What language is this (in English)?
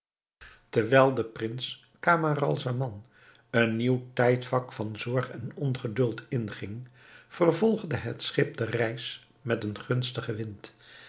Dutch